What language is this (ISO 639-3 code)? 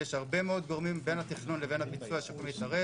heb